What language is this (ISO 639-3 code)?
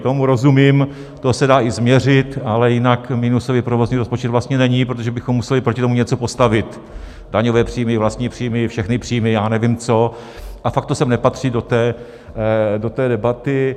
ces